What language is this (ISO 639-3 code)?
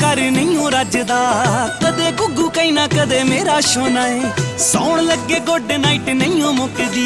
ron